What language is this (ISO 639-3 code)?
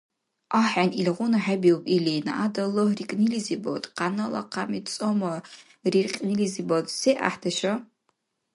dar